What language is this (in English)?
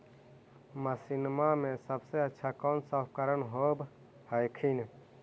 Magahi